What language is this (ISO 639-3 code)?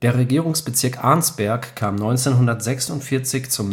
deu